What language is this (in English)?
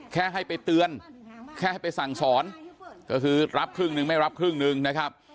Thai